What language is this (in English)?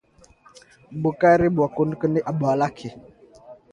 Swahili